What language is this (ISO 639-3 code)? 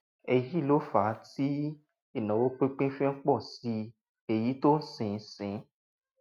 yor